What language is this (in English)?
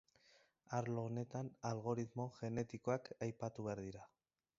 Basque